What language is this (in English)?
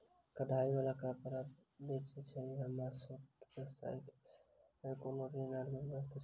Maithili